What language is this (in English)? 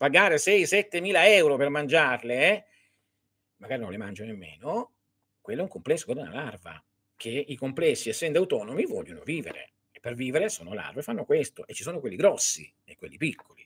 Italian